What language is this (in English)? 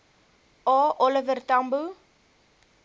Afrikaans